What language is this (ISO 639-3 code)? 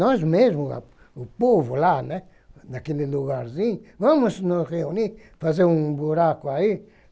por